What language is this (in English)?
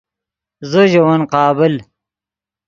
Yidgha